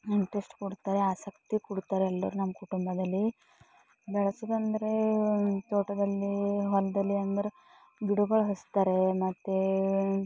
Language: Kannada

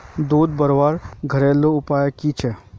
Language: Magahi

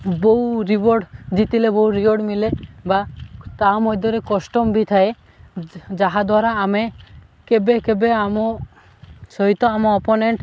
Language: Odia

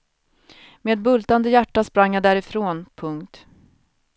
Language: Swedish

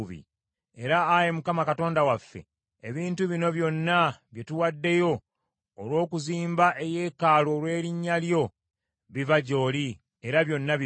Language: Ganda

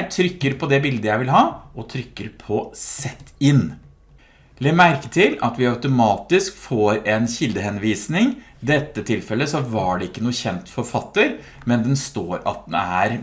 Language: Norwegian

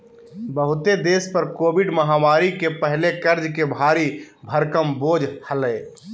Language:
Magahi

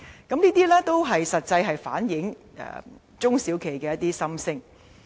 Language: Cantonese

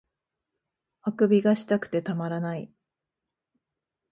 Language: Japanese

